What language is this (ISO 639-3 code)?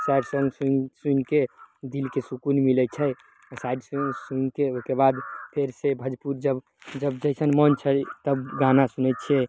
mai